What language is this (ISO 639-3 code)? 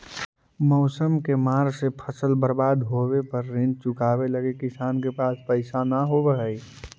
mag